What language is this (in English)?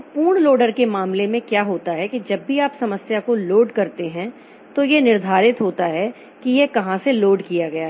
Hindi